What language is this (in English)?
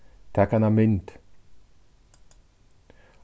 Faroese